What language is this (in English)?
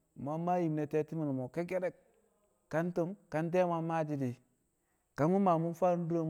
Kamo